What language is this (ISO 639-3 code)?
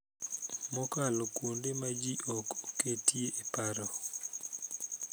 luo